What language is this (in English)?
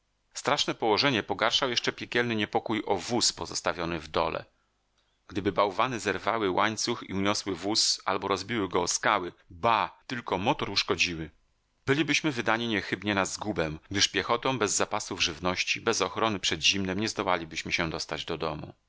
Polish